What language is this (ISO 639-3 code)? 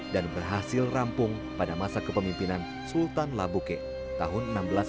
ind